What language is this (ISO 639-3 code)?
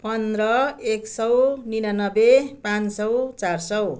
nep